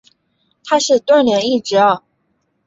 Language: Chinese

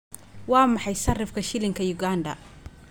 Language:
Somali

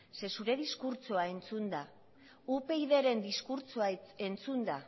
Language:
Basque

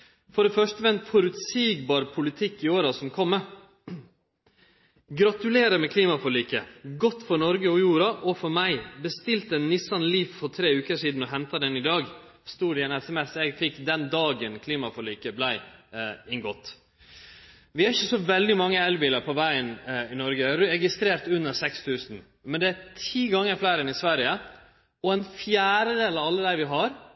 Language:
Norwegian Nynorsk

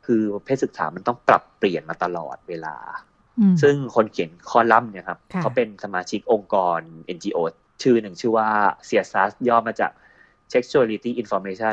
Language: Thai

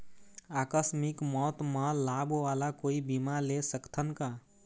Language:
Chhattisgarhi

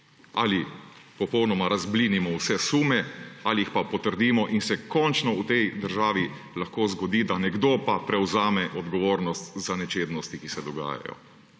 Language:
Slovenian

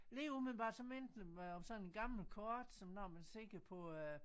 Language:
Danish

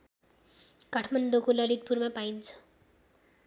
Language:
Nepali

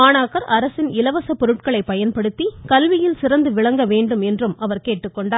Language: Tamil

